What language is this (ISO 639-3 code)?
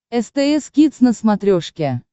rus